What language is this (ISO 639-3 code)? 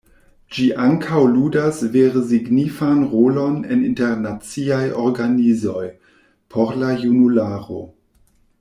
epo